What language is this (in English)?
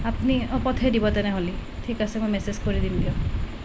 Assamese